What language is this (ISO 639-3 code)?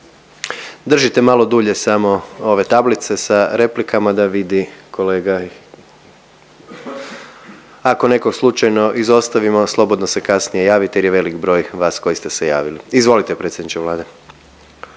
hrv